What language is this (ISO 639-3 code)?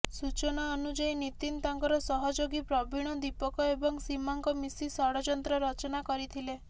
ori